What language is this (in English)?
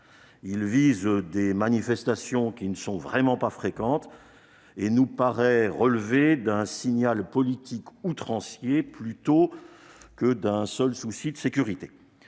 French